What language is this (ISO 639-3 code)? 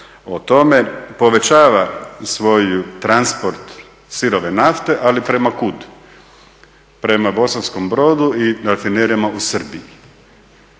hrv